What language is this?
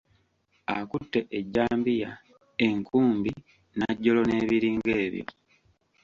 Ganda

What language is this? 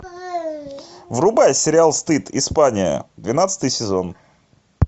Russian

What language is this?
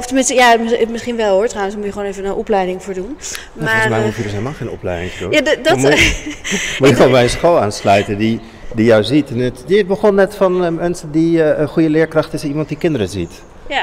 Dutch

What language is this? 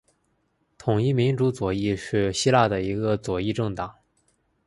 Chinese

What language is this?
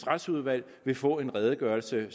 Danish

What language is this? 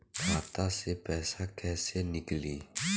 Bhojpuri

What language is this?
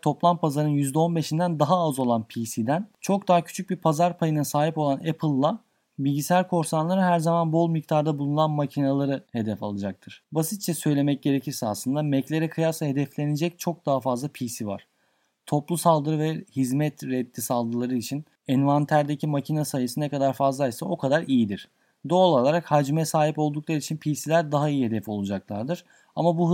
Turkish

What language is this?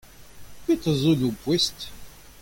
Breton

